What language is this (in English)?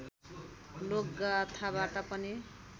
Nepali